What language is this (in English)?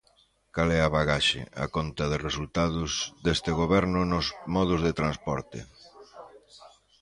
Galician